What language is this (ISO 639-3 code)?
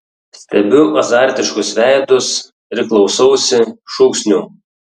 lit